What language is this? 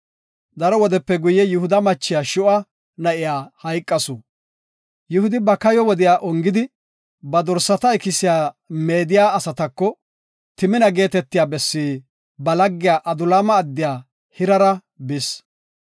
Gofa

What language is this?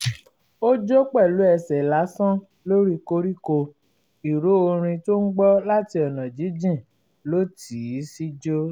Yoruba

